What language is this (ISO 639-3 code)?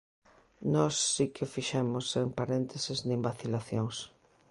glg